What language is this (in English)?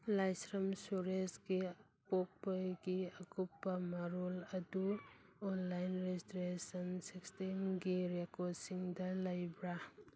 Manipuri